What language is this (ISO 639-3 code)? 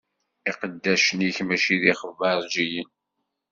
kab